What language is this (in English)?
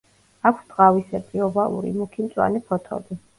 Georgian